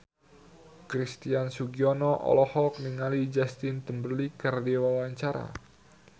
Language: Sundanese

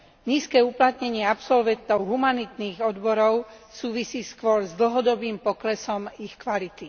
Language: Slovak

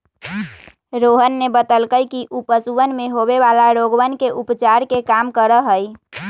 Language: Magahi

